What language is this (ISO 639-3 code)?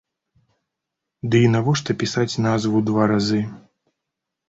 bel